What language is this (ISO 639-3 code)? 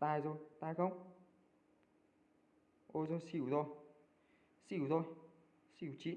vie